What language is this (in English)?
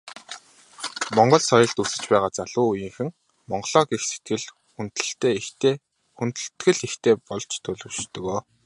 Mongolian